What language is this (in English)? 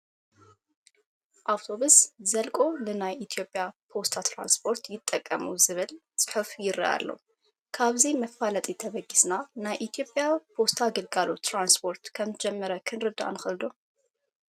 Tigrinya